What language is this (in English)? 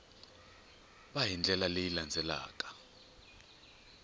Tsonga